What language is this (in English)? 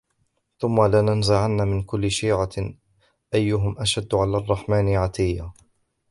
Arabic